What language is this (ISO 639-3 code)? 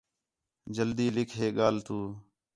xhe